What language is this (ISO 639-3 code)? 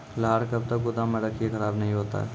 mai